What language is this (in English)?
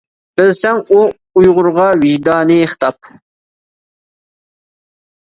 Uyghur